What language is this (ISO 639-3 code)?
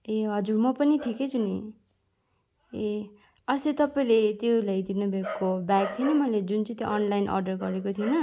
nep